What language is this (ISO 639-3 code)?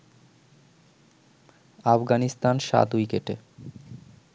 ben